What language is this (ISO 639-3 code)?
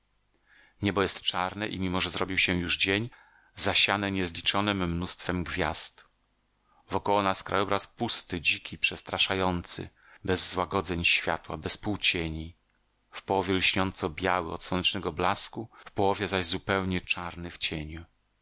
pol